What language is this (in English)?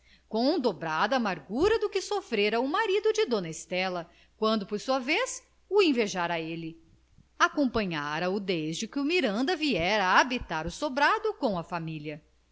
Portuguese